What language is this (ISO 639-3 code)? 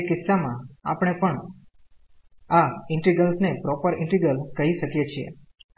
guj